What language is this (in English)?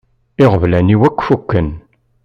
Kabyle